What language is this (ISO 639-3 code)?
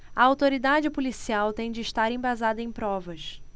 por